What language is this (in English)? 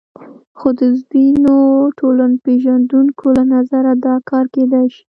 Pashto